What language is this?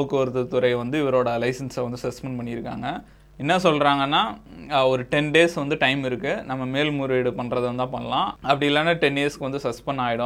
Tamil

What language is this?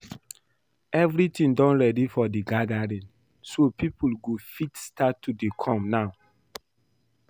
Nigerian Pidgin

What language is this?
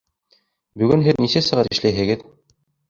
Bashkir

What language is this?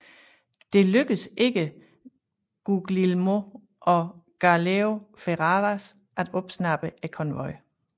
Danish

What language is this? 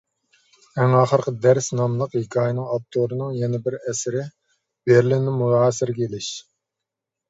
Uyghur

